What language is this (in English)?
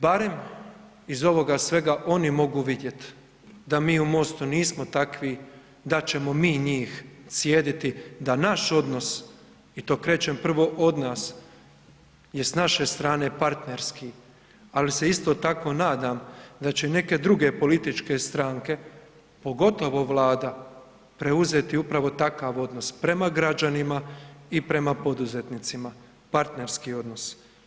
Croatian